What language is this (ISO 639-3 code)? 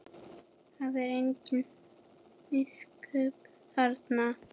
isl